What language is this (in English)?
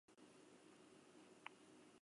Basque